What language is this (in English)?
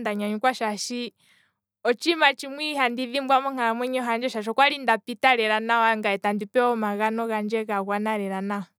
Kwambi